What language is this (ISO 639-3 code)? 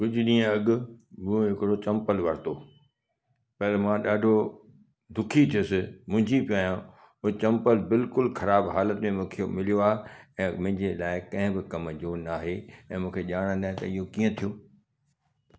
snd